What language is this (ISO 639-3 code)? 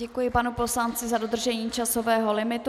ces